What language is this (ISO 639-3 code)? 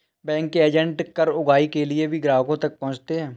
hin